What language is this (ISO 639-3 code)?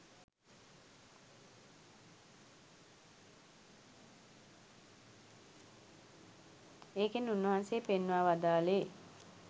sin